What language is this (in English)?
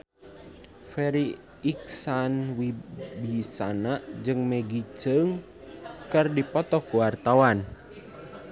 Sundanese